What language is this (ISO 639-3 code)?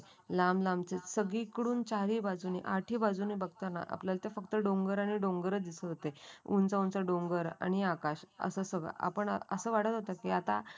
mar